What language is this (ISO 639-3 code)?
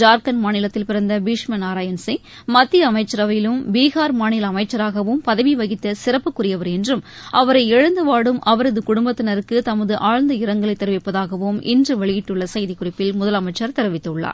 tam